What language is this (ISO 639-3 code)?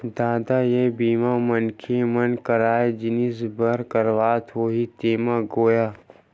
hne